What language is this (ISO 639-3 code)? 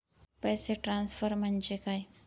mar